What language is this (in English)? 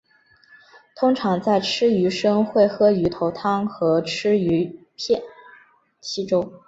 Chinese